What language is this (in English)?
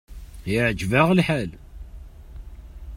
Kabyle